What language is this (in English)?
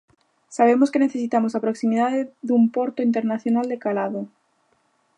Galician